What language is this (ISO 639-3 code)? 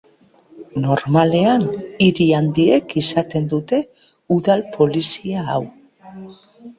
eus